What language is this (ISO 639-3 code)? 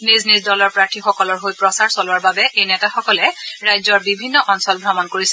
asm